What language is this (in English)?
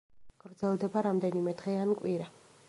Georgian